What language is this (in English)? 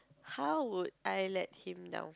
English